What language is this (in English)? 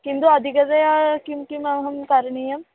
Sanskrit